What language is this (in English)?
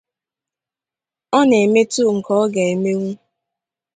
Igbo